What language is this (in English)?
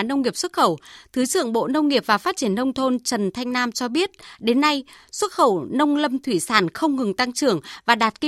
Vietnamese